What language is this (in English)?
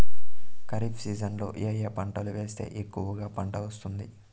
Telugu